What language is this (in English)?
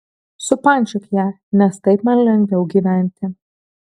Lithuanian